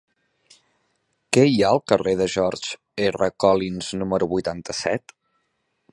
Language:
Catalan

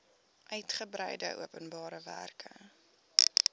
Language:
Afrikaans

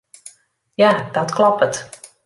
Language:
Western Frisian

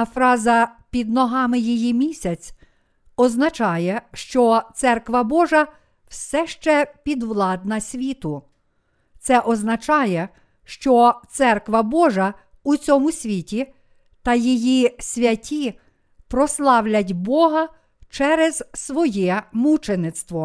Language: Ukrainian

